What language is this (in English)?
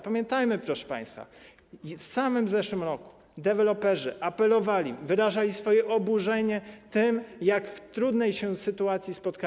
Polish